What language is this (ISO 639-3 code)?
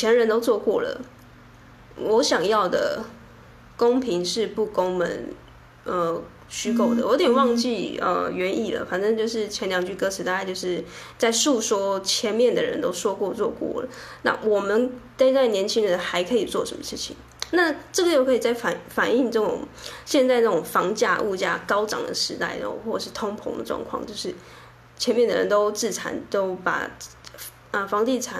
zho